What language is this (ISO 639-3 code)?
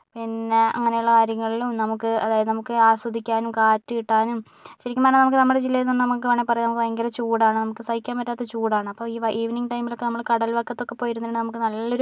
mal